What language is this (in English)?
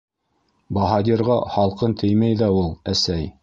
Bashkir